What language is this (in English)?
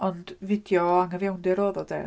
Welsh